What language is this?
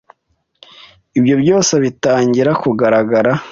Kinyarwanda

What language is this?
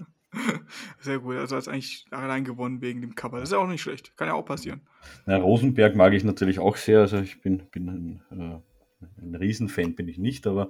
German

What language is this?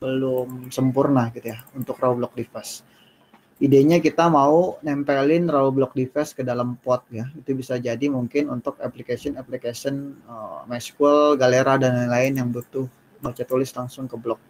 Indonesian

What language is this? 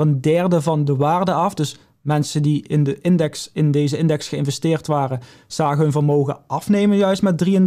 Dutch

